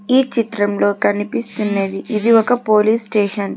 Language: Telugu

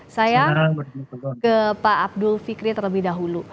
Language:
Indonesian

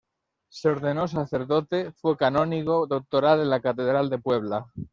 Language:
Spanish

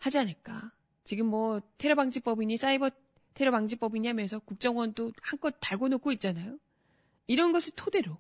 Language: Korean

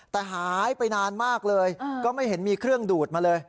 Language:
Thai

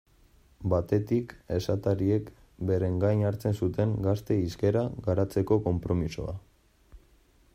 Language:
Basque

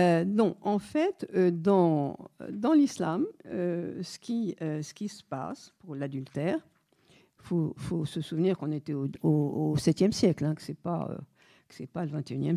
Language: French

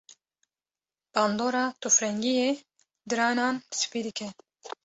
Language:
Kurdish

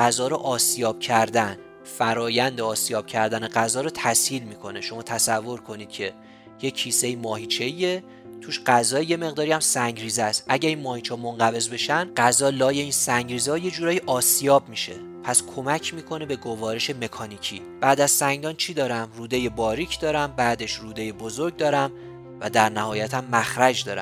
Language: Persian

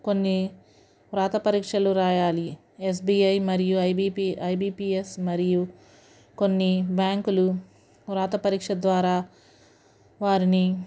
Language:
Telugu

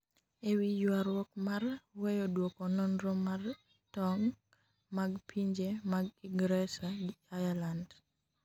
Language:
Luo (Kenya and Tanzania)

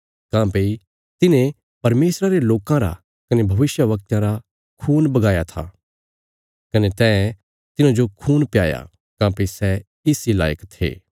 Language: Bilaspuri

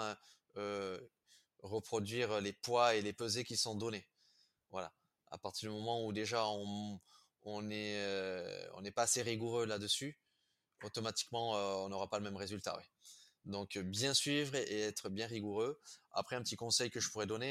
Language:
French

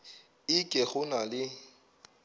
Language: Northern Sotho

